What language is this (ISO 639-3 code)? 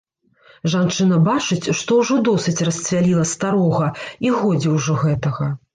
bel